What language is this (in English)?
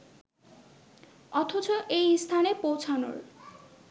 Bangla